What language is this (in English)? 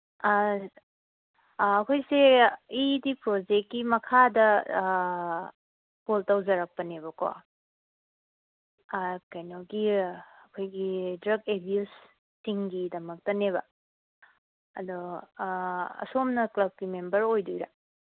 Manipuri